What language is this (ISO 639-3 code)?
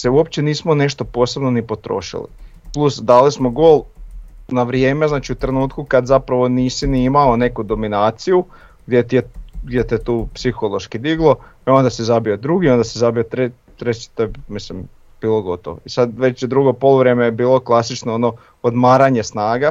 hrv